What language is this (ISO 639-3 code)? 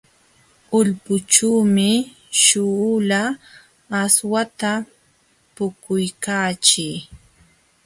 qxw